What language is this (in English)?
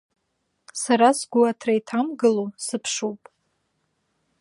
Abkhazian